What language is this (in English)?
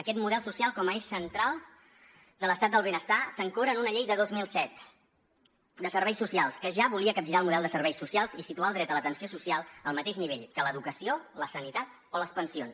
Catalan